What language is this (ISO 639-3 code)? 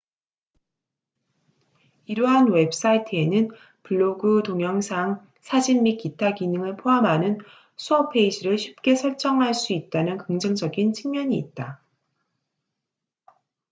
kor